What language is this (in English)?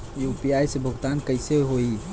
Bhojpuri